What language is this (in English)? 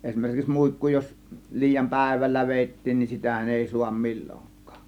Finnish